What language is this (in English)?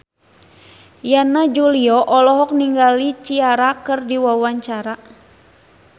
Sundanese